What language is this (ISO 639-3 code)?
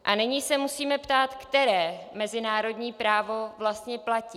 ces